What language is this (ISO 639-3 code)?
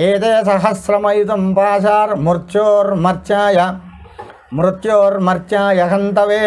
kor